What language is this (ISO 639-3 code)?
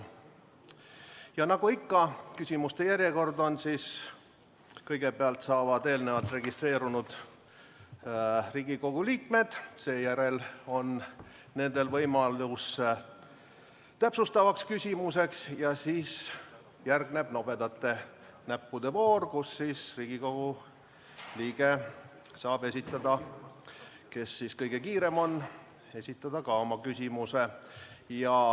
est